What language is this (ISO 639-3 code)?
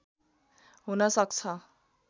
nep